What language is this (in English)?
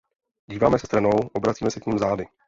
Czech